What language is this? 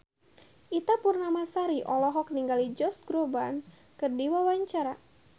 Sundanese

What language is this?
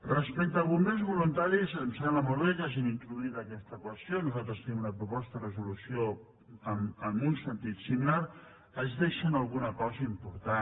Catalan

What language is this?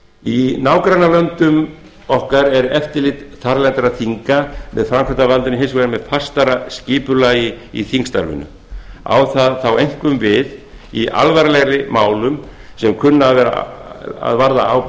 Icelandic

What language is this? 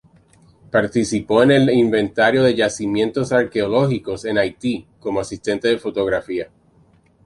Spanish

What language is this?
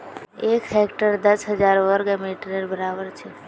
Magahi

